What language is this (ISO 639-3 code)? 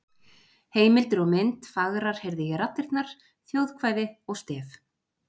isl